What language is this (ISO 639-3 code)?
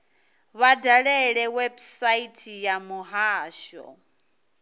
ven